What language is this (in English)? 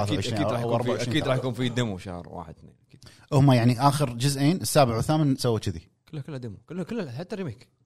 Arabic